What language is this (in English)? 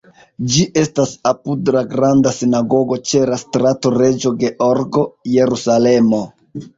Esperanto